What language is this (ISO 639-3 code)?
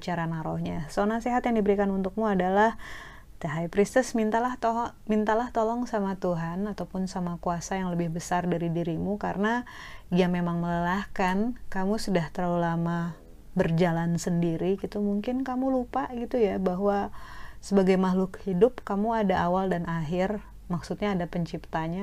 ind